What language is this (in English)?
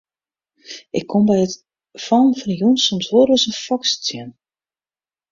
Western Frisian